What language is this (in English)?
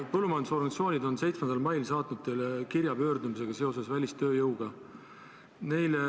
Estonian